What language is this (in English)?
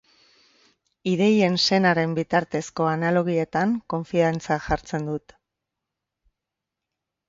Basque